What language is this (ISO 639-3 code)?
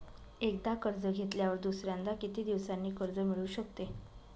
mar